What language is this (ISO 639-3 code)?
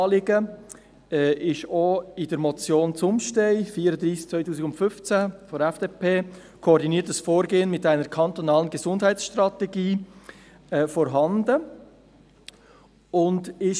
gsw